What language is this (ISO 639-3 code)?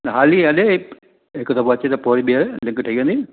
snd